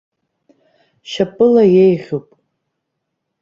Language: Abkhazian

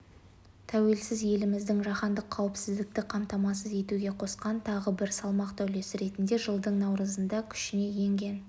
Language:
Kazakh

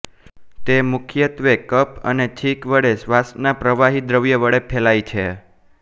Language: Gujarati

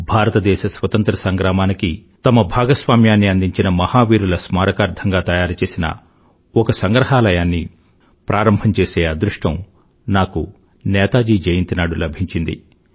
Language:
Telugu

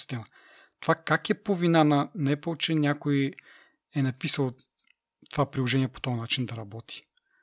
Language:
Bulgarian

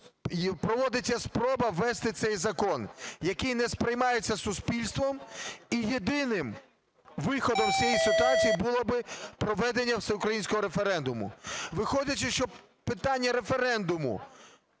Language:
Ukrainian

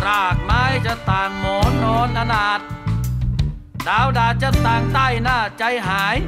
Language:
Thai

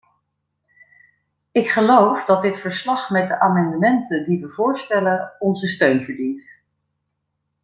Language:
Dutch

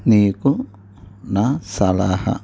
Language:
Telugu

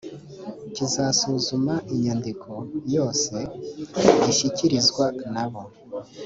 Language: Kinyarwanda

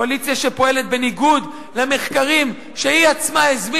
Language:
Hebrew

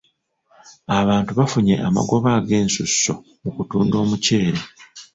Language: Ganda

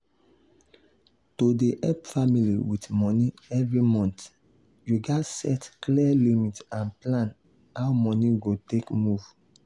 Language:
Nigerian Pidgin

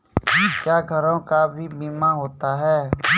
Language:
Maithili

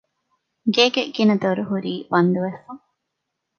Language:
Divehi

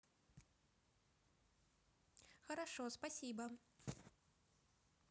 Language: Russian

